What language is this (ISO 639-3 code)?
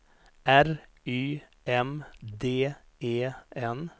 swe